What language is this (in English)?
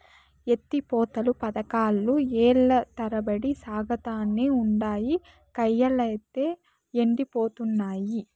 Telugu